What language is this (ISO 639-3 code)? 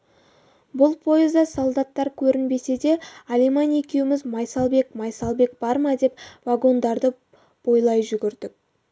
kaz